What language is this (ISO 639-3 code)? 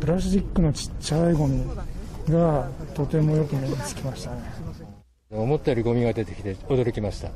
jpn